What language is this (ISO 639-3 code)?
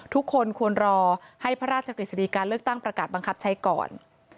tha